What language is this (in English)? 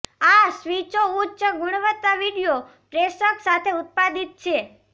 Gujarati